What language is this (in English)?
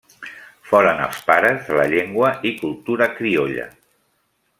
Catalan